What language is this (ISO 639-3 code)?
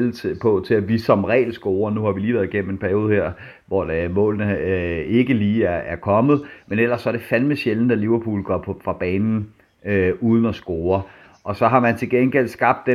dan